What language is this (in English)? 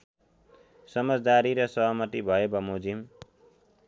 Nepali